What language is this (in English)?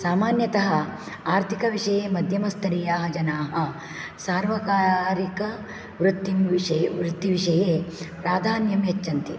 Sanskrit